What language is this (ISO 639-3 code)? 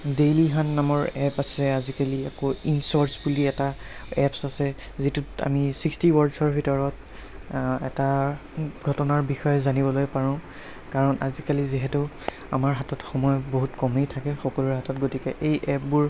asm